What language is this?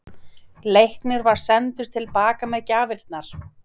Icelandic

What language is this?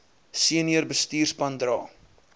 Afrikaans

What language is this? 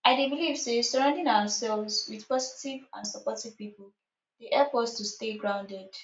Nigerian Pidgin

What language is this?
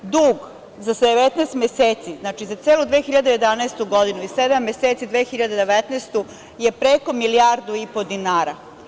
Serbian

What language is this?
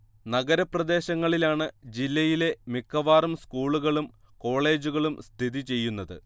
Malayalam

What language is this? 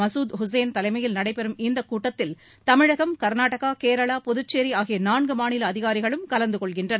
Tamil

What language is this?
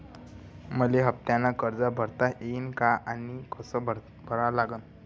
Marathi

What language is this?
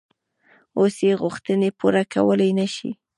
Pashto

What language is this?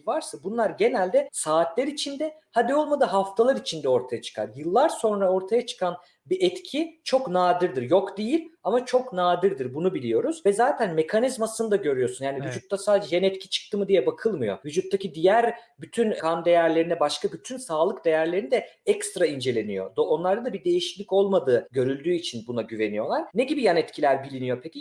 Turkish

